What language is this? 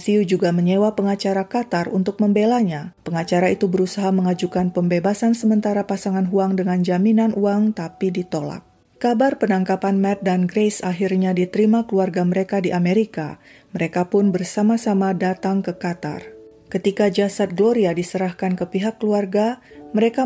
Indonesian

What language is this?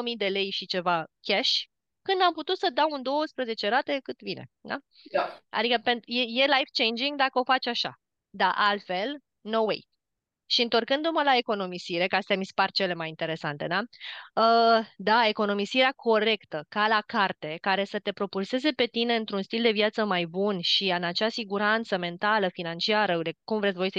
Romanian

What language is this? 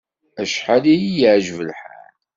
Kabyle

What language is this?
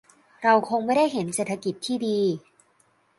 Thai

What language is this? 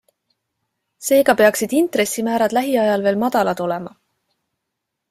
Estonian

